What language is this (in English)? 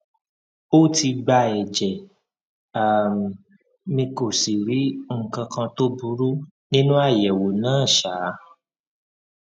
Yoruba